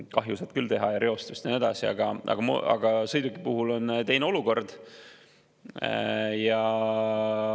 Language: Estonian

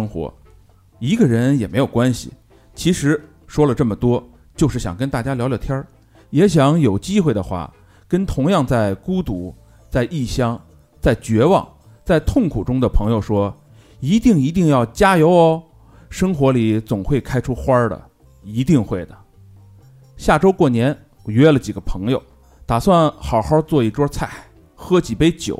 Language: Chinese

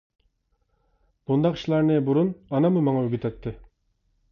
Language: Uyghur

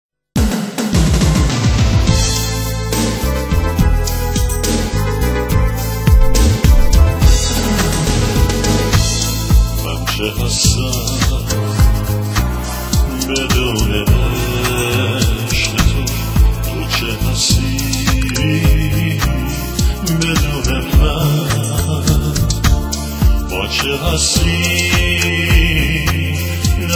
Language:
Turkish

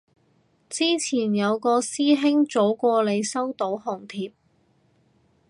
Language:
Cantonese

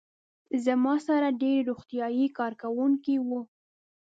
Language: Pashto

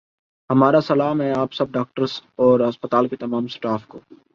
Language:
Urdu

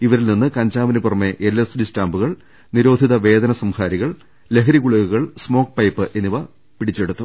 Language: Malayalam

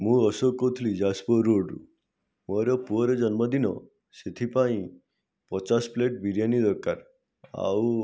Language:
Odia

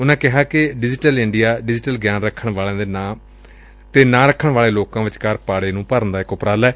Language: Punjabi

